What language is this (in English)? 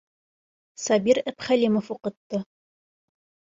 Bashkir